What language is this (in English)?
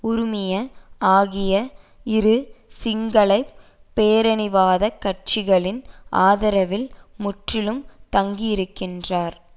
Tamil